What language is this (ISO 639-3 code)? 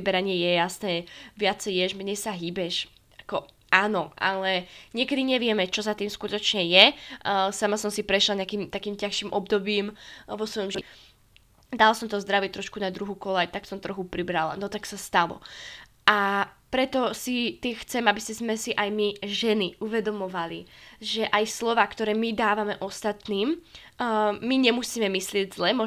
slk